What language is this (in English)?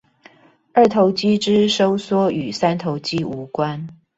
Chinese